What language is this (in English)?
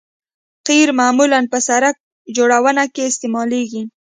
Pashto